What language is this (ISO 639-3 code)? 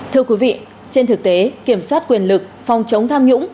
vie